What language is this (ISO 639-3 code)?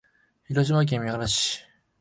jpn